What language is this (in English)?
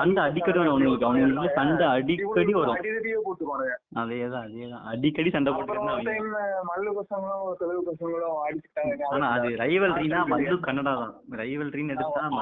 Tamil